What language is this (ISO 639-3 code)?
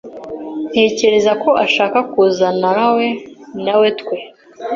kin